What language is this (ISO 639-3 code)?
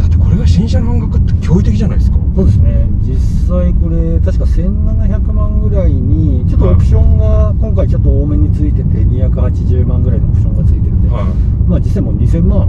jpn